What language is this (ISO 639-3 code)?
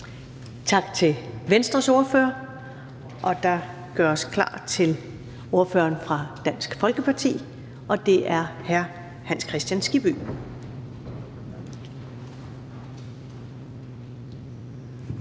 dan